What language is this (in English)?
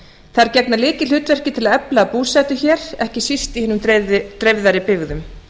Icelandic